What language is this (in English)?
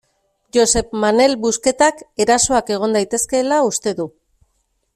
Basque